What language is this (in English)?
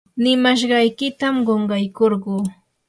Yanahuanca Pasco Quechua